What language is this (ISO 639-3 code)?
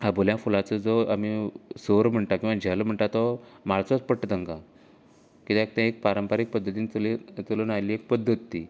kok